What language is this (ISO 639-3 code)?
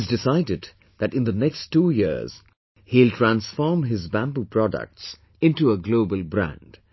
eng